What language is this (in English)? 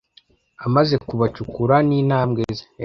Kinyarwanda